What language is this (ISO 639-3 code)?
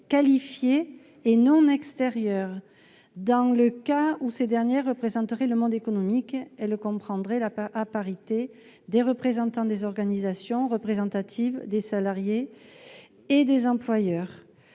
fra